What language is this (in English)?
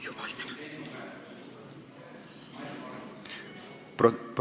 Estonian